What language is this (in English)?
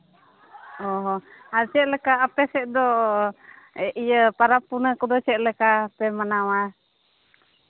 Santali